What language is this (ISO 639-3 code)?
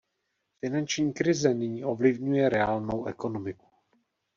ces